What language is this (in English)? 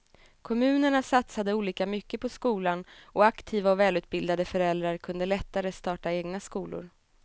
Swedish